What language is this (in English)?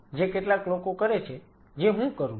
Gujarati